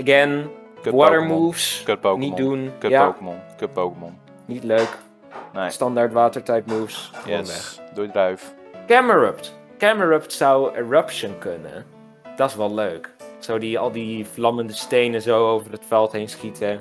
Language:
Dutch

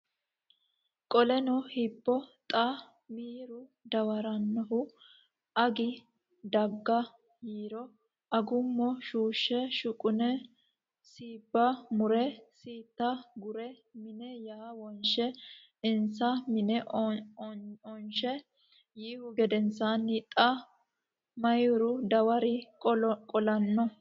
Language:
Sidamo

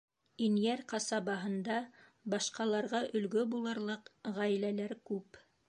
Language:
Bashkir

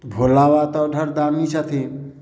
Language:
Maithili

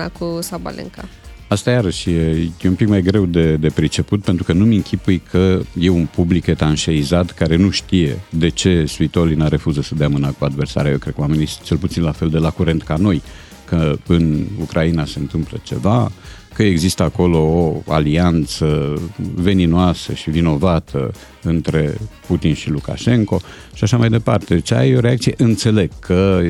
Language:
Romanian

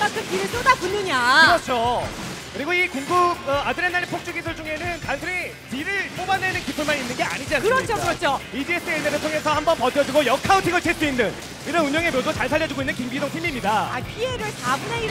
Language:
Korean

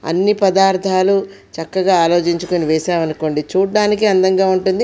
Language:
Telugu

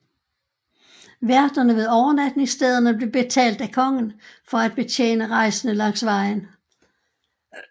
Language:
Danish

